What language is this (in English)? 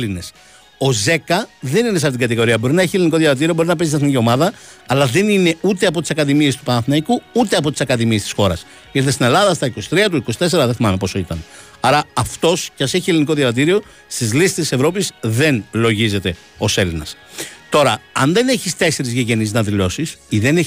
Greek